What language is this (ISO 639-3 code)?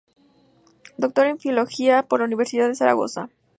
spa